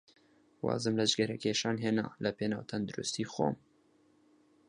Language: Central Kurdish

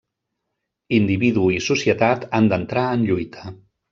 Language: Catalan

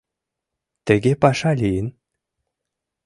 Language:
Mari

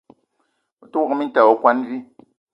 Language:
Eton (Cameroon)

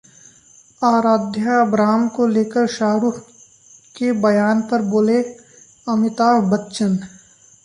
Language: Hindi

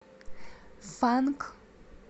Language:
Russian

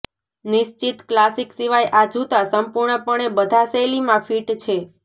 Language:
Gujarati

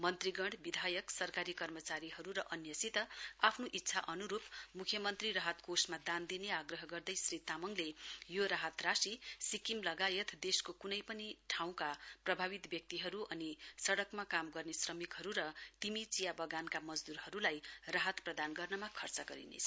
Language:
Nepali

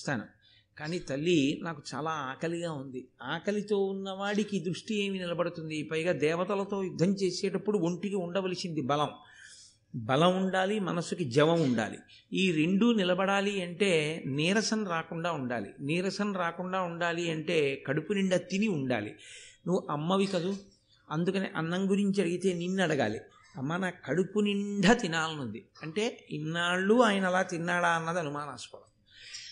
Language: Telugu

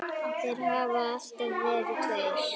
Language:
Icelandic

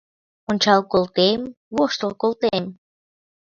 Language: Mari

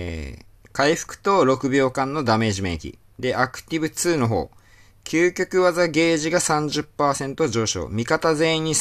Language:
Japanese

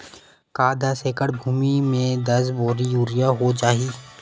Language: Chhattisgarhi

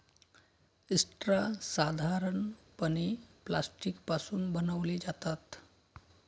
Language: Marathi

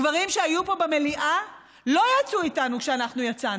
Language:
Hebrew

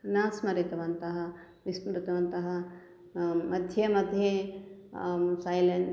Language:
Sanskrit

